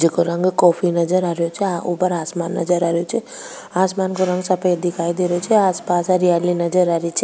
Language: Rajasthani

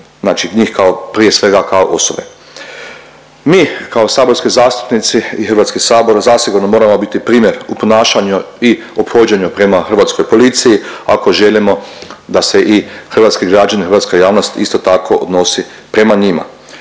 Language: Croatian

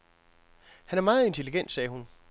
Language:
Danish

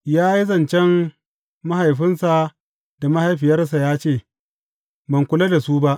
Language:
Hausa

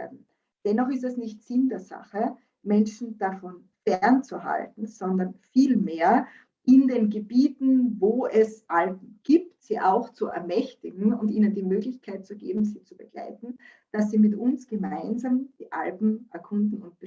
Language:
German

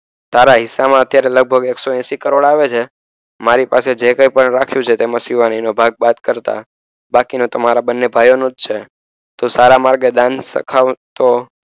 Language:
Gujarati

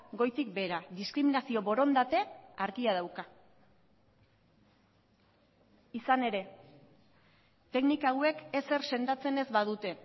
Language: Basque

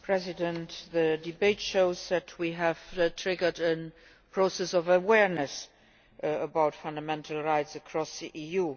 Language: English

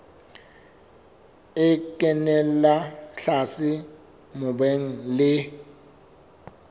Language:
Southern Sotho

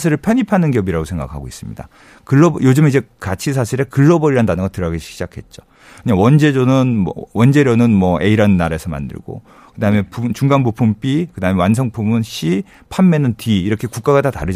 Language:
Korean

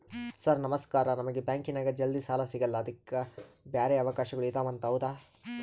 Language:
Kannada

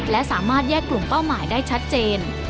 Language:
Thai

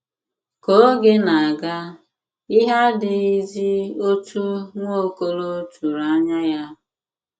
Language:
Igbo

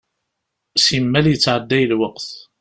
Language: Kabyle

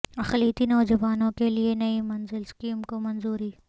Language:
Urdu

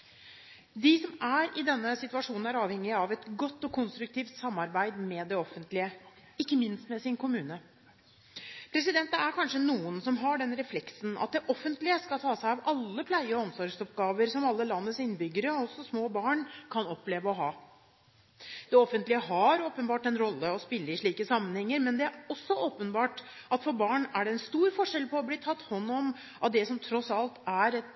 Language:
Norwegian Bokmål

